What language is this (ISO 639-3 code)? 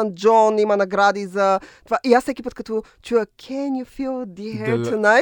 bul